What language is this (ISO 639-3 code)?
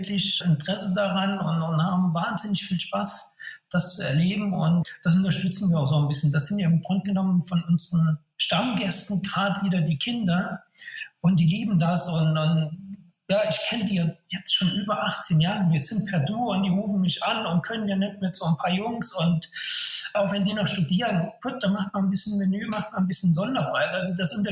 deu